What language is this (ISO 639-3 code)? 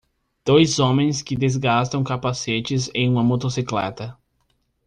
por